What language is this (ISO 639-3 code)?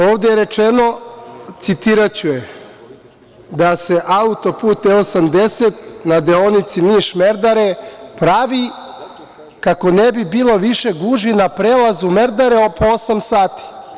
srp